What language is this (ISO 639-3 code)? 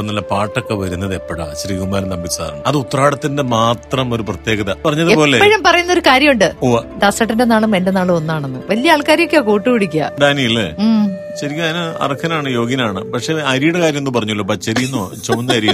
mal